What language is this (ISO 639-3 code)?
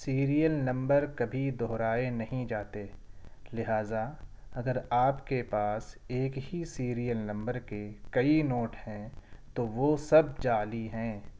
urd